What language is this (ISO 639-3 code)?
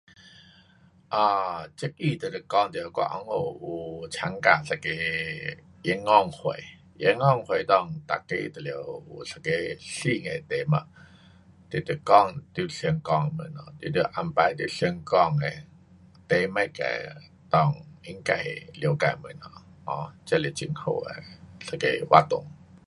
cpx